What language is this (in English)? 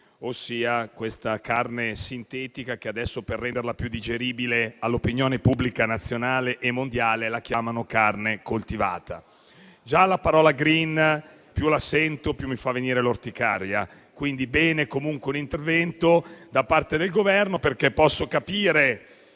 Italian